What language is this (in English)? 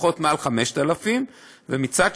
Hebrew